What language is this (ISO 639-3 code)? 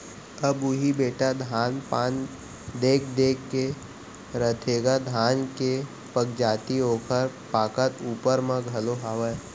hne